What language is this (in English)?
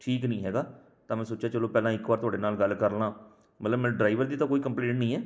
Punjabi